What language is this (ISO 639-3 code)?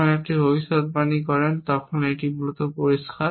ben